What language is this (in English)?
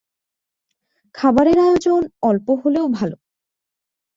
Bangla